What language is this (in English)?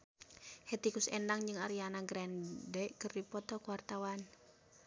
Sundanese